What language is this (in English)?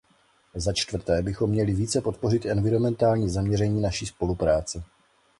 Czech